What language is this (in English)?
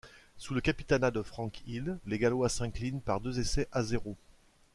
French